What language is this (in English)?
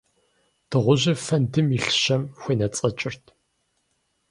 Kabardian